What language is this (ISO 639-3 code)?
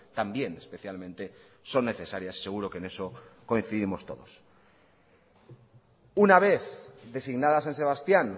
spa